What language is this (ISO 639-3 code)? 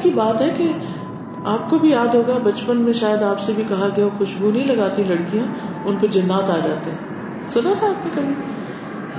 urd